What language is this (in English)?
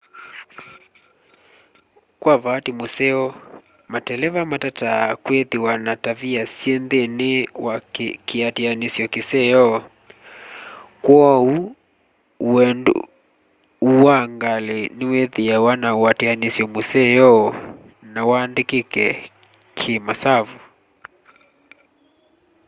Kamba